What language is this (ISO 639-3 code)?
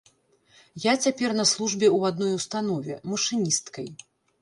bel